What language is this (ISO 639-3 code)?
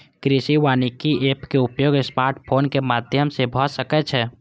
mai